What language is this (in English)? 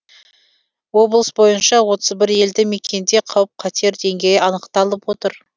Kazakh